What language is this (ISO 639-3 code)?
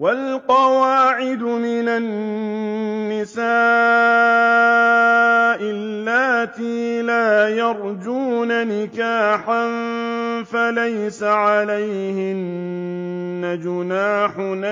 ara